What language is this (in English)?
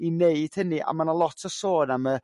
Welsh